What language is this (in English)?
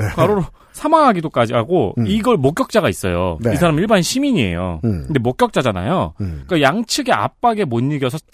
Korean